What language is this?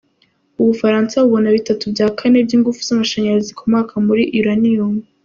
Kinyarwanda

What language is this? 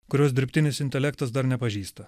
Lithuanian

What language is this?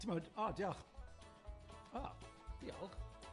Welsh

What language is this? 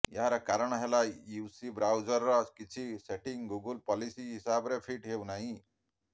Odia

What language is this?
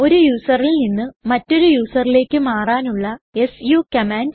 Malayalam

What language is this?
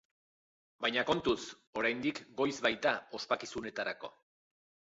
Basque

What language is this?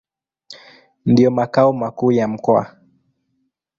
Swahili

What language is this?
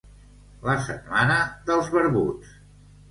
Catalan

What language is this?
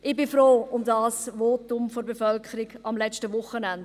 Swiss German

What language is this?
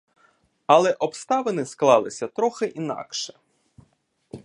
Ukrainian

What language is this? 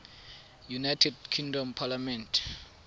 Tswana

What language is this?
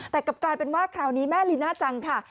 Thai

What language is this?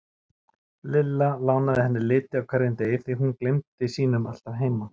Icelandic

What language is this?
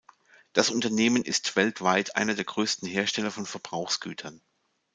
German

